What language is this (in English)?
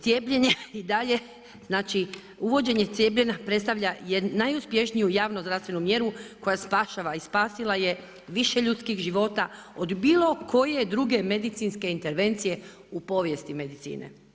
Croatian